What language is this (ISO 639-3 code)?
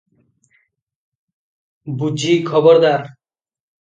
ori